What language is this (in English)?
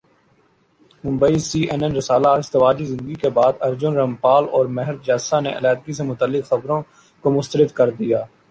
Urdu